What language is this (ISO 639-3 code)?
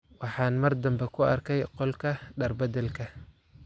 som